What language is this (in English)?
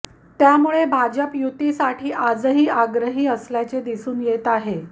Marathi